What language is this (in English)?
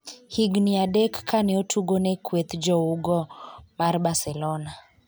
Luo (Kenya and Tanzania)